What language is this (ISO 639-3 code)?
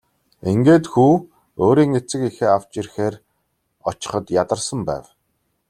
mon